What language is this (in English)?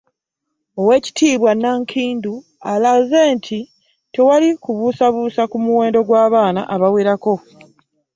Ganda